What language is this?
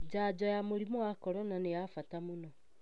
Kikuyu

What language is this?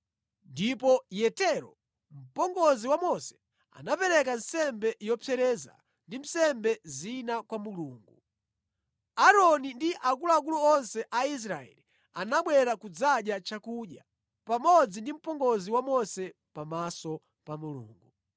Nyanja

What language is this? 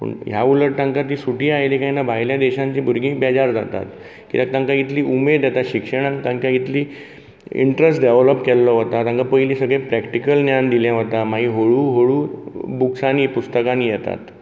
Konkani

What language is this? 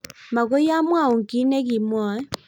Kalenjin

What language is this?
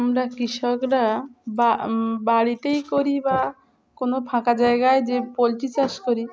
Bangla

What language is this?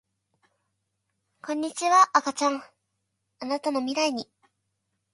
Japanese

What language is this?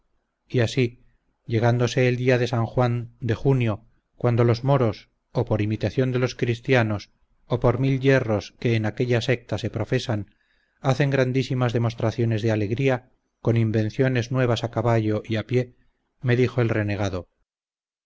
Spanish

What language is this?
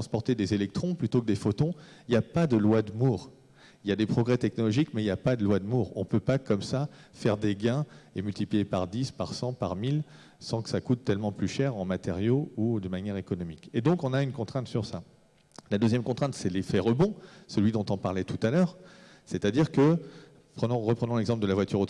French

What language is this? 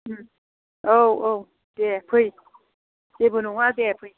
Bodo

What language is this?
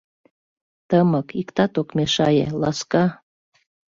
Mari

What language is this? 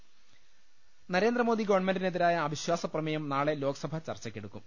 Malayalam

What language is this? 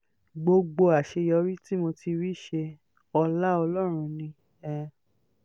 Yoruba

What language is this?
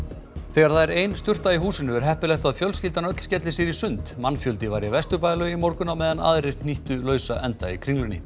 Icelandic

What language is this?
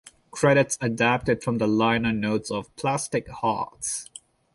English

